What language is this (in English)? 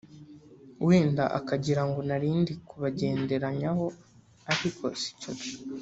Kinyarwanda